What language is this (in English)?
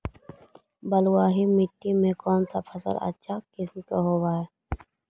Magahi